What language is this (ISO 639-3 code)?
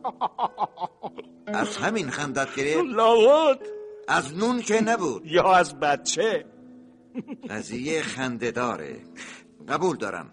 fas